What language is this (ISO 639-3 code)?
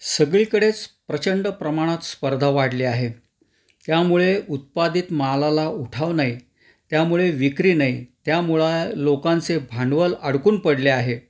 mar